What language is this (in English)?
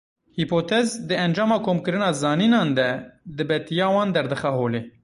Kurdish